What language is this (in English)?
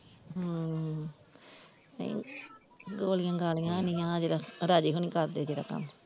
Punjabi